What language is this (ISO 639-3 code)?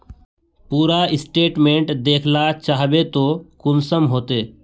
mag